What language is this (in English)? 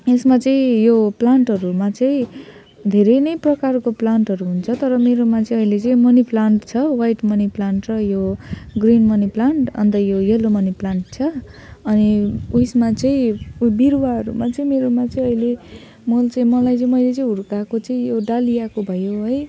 Nepali